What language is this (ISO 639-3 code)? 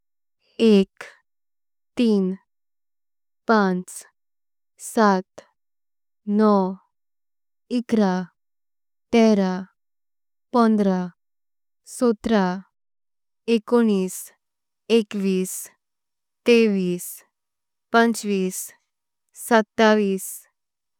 kok